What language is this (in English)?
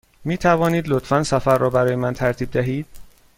Persian